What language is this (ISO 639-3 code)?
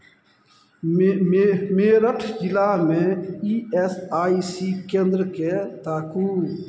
mai